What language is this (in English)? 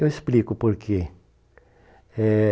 Portuguese